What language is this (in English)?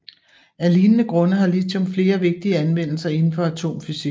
Danish